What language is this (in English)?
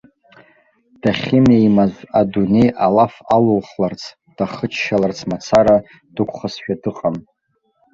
Abkhazian